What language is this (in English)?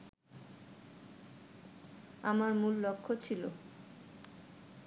Bangla